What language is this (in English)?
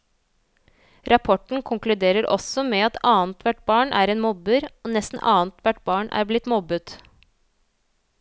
Norwegian